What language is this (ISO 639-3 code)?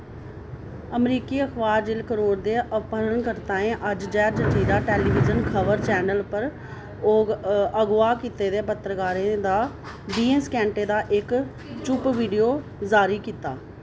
doi